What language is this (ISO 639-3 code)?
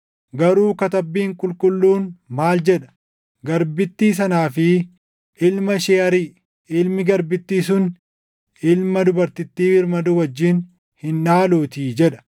orm